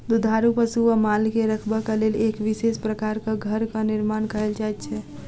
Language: Maithili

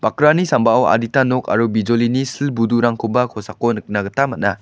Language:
Garo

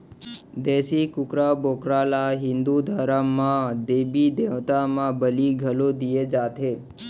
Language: Chhattisgarhi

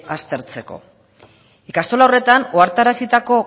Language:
Basque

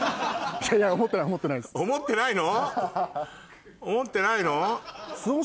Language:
Japanese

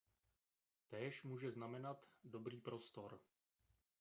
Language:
Czech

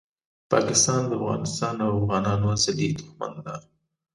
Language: Pashto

